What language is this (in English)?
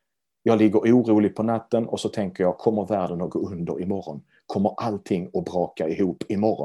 Swedish